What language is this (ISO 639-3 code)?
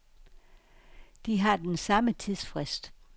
dan